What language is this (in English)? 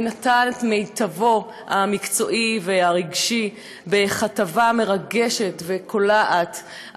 Hebrew